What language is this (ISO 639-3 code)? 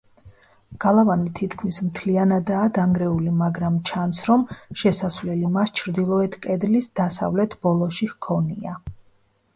kat